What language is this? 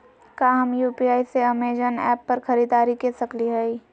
Magahi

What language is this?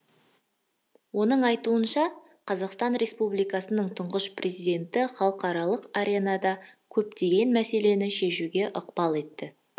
Kazakh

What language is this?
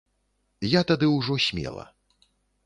Belarusian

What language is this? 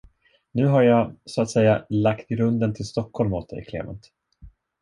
Swedish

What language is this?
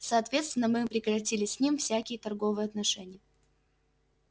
Russian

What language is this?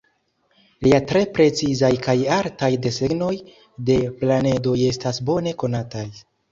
Esperanto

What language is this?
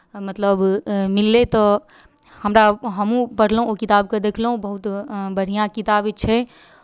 Maithili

